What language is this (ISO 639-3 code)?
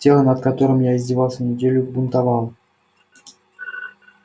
rus